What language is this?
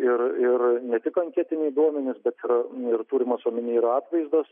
Lithuanian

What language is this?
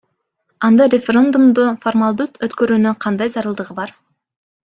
Kyrgyz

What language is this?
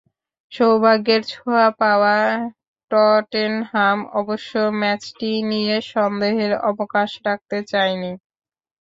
Bangla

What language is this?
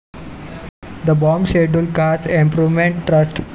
Marathi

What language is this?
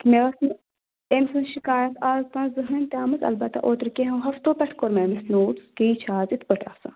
Kashmiri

